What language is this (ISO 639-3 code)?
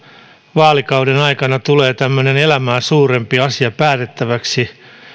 fin